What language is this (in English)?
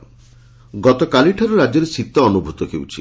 Odia